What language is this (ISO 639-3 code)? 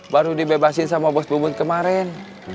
ind